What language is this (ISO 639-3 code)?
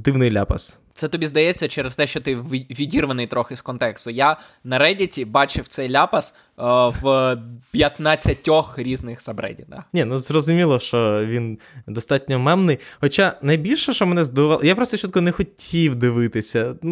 ukr